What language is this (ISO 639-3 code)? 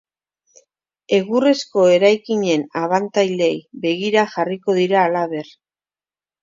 eus